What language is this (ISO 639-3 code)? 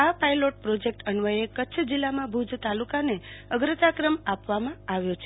guj